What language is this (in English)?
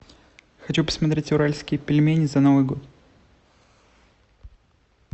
Russian